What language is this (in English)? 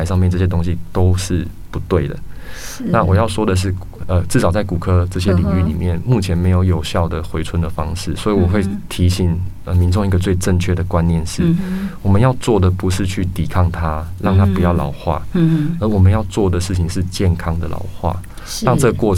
Chinese